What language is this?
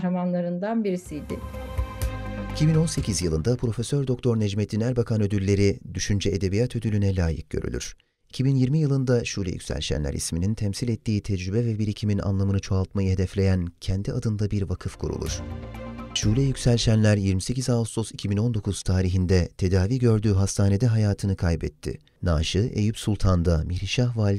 Turkish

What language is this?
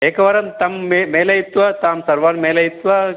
Sanskrit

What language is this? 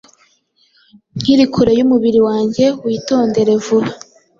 Kinyarwanda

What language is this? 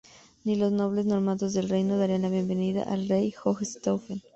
Spanish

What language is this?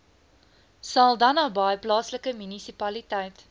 Afrikaans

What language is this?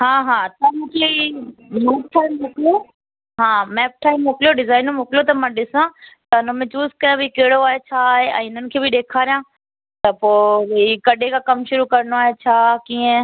Sindhi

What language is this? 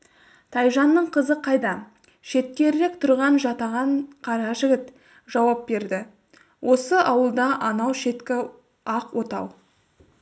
Kazakh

